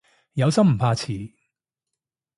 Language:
Cantonese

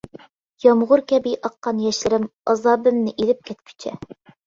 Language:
Uyghur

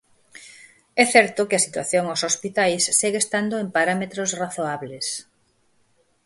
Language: Galician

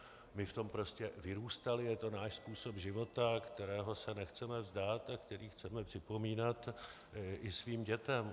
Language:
Czech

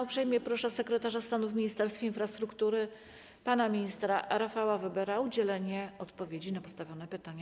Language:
Polish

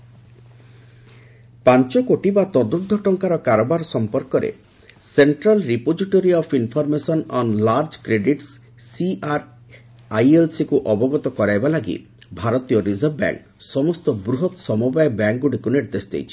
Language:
Odia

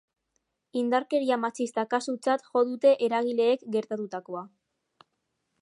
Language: Basque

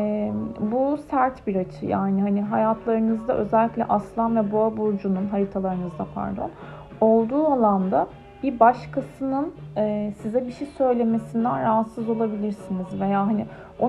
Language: Turkish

